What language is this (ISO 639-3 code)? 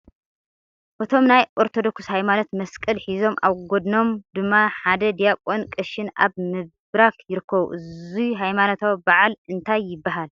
tir